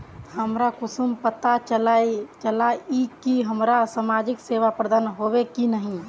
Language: Magahi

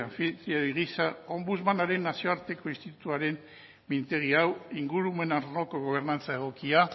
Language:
Basque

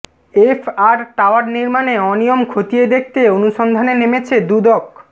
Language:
Bangla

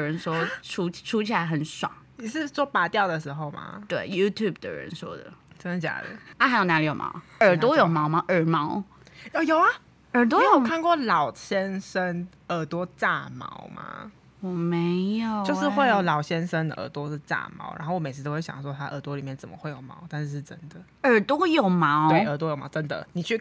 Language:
Chinese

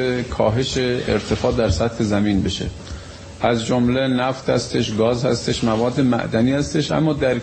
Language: Persian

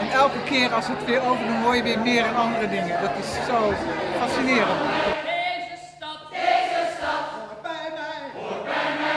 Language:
Dutch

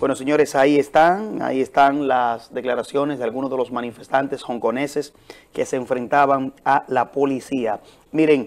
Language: Spanish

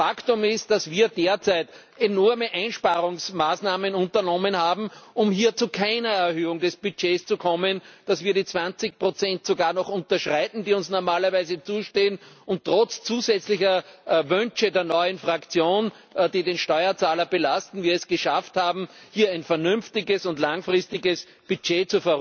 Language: German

